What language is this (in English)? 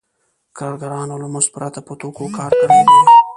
Pashto